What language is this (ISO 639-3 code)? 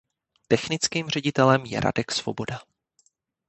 ces